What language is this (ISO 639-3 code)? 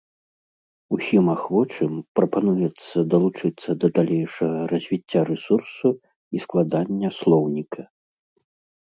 bel